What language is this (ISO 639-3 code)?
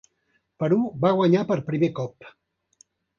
cat